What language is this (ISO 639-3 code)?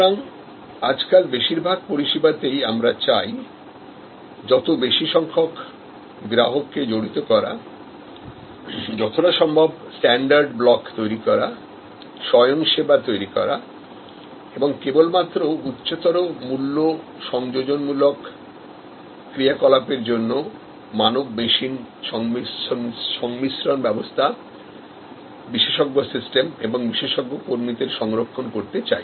ben